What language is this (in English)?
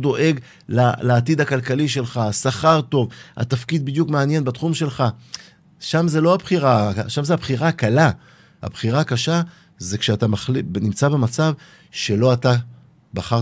Hebrew